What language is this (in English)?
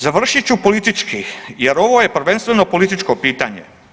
Croatian